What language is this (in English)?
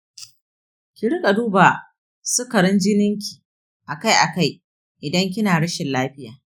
Hausa